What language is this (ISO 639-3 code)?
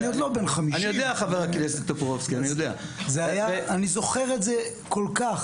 heb